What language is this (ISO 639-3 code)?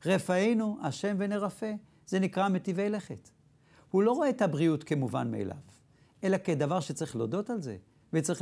heb